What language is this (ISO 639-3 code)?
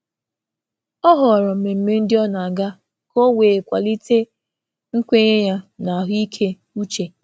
ibo